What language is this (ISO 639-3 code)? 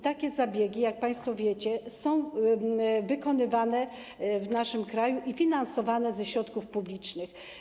pol